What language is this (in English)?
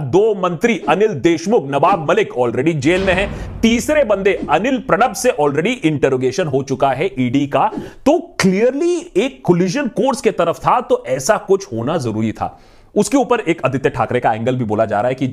Hindi